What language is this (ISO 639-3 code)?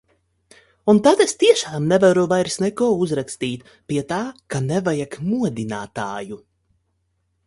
lav